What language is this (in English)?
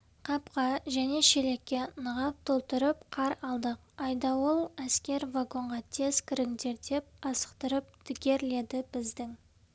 Kazakh